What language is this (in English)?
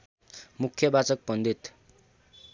Nepali